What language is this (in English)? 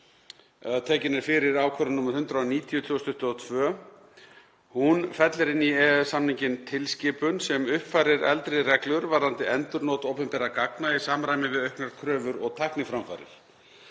Icelandic